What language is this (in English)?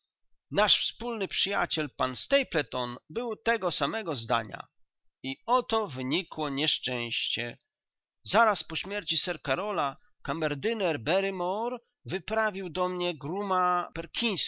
Polish